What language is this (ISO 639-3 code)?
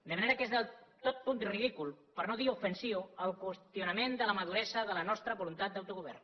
cat